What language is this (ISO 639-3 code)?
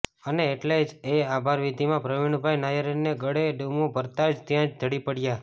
guj